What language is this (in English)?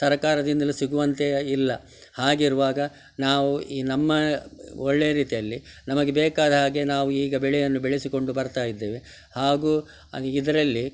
Kannada